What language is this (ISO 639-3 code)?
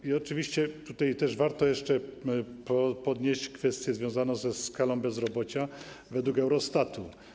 pol